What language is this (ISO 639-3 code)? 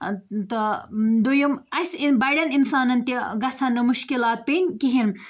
kas